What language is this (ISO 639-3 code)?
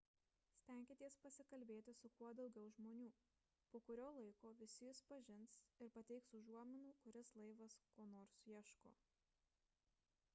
lit